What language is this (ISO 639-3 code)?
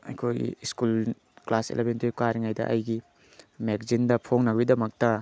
mni